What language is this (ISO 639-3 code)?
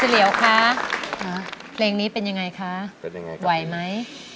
tha